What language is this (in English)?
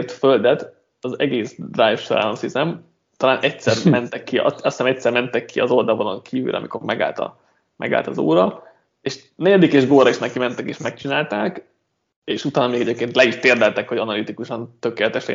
Hungarian